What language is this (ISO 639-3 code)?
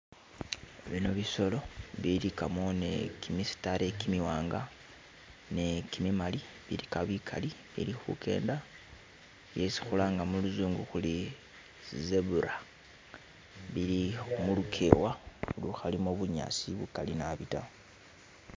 myx